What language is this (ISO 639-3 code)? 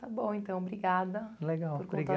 por